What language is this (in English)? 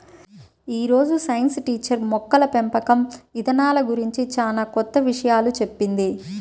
Telugu